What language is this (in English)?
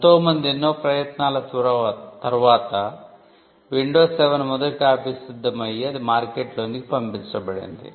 Telugu